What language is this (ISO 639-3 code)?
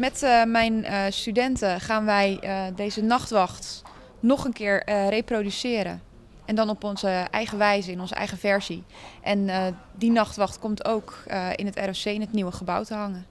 nld